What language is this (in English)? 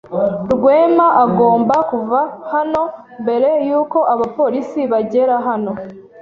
Kinyarwanda